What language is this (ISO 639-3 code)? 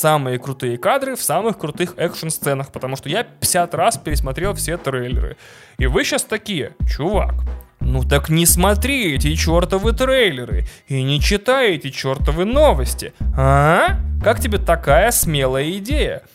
rus